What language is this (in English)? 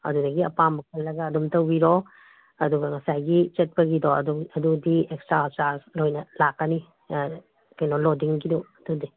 Manipuri